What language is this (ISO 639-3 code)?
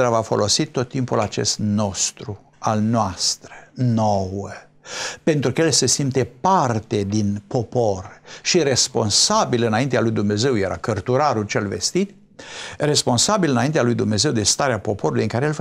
ron